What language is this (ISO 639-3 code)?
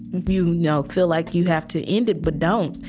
eng